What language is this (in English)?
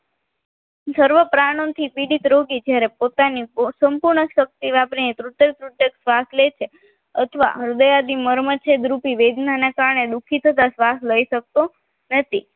Gujarati